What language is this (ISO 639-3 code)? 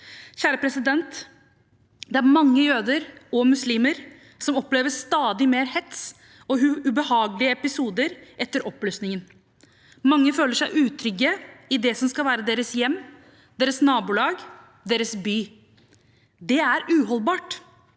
nor